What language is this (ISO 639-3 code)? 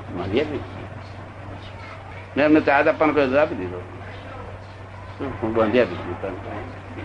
guj